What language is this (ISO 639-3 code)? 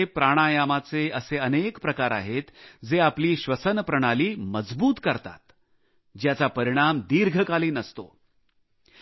mar